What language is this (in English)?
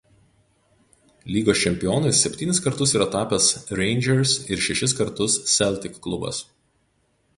Lithuanian